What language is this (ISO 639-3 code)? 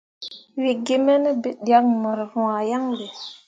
mua